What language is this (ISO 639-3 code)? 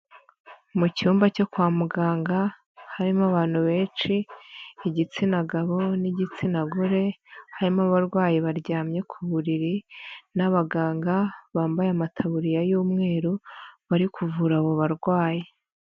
kin